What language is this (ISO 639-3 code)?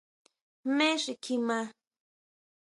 mau